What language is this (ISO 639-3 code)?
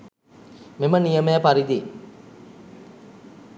sin